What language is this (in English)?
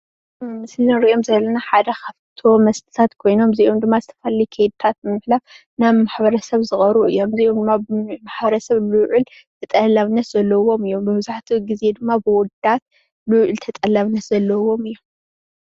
Tigrinya